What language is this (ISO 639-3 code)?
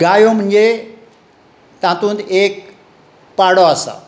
kok